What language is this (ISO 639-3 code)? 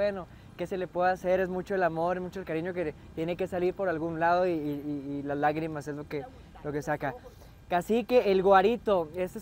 spa